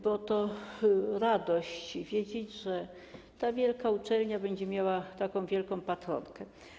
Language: Polish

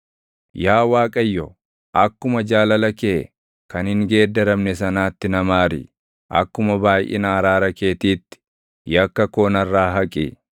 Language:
Oromo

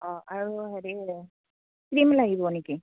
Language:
Assamese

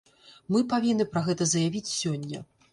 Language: Belarusian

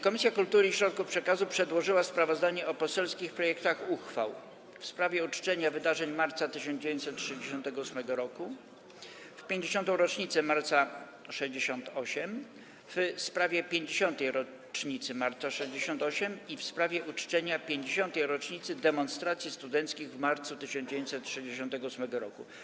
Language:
Polish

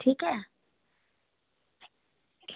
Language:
Dogri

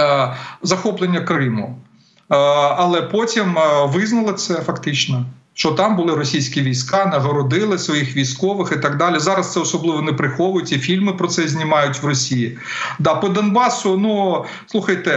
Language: Ukrainian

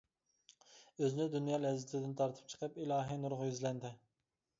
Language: Uyghur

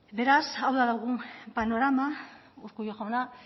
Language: Basque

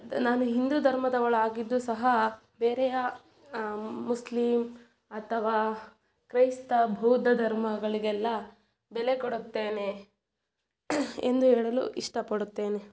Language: Kannada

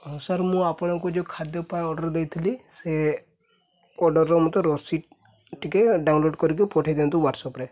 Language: Odia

